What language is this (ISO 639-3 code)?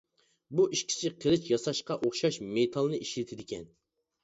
uig